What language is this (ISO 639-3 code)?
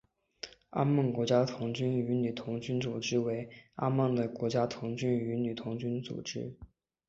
zho